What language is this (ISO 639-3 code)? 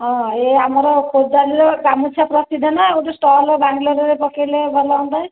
ori